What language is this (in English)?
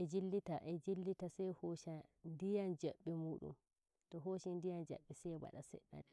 Nigerian Fulfulde